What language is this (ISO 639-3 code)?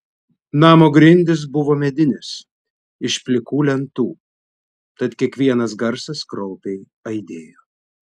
lit